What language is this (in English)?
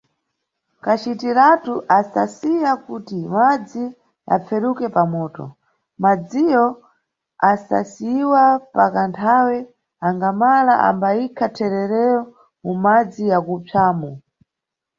Nyungwe